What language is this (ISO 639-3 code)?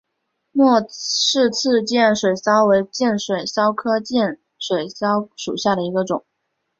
zho